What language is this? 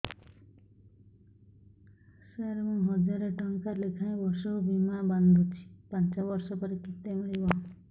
Odia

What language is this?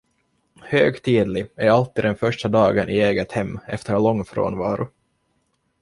Swedish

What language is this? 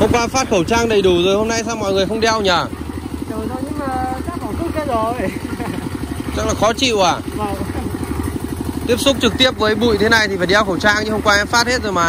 Vietnamese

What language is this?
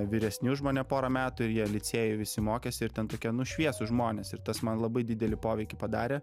Lithuanian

